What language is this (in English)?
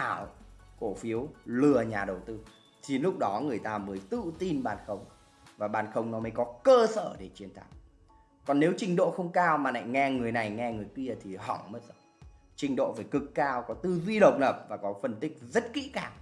Vietnamese